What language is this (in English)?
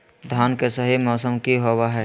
Magahi